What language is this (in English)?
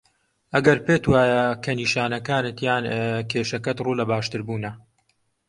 Central Kurdish